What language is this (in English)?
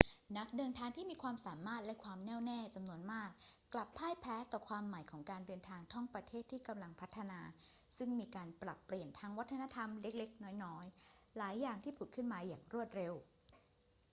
Thai